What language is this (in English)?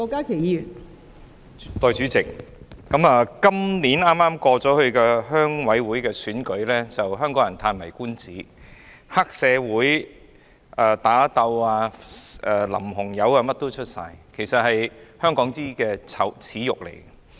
Cantonese